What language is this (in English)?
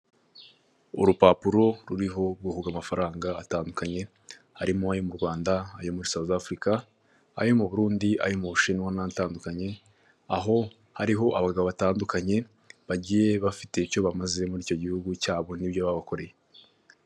Kinyarwanda